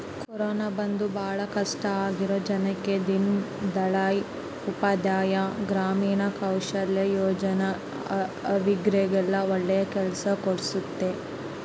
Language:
Kannada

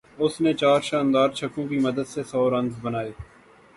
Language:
Urdu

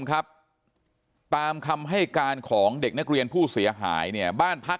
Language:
Thai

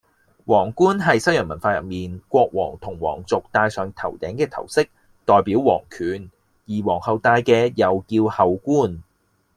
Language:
Cantonese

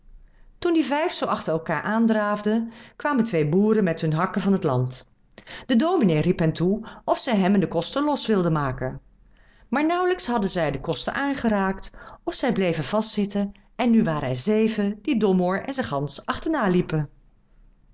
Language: Dutch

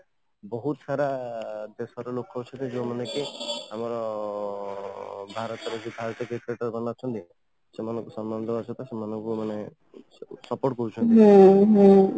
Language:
Odia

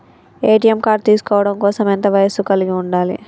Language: Telugu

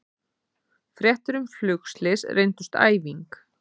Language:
Icelandic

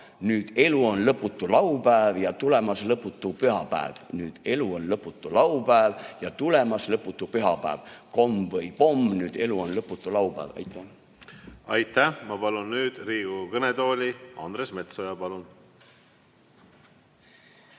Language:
Estonian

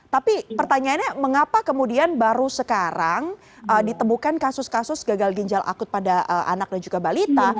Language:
Indonesian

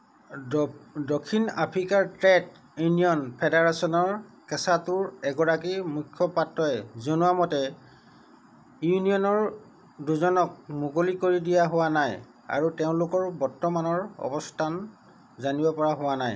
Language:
Assamese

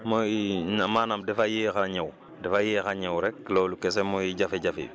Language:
Wolof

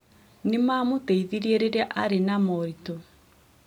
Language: Kikuyu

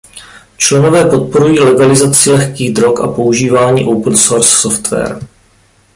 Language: Czech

